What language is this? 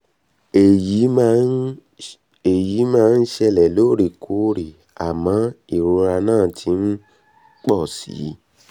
Yoruba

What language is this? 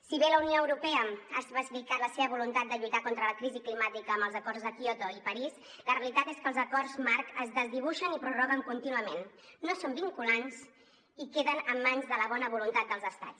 Catalan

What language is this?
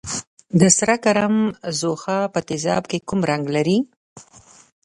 Pashto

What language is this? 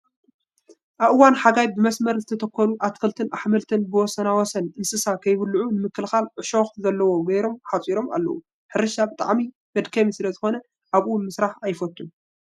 Tigrinya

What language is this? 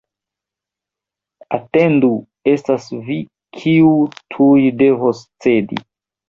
Esperanto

